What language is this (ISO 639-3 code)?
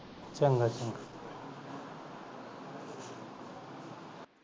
pan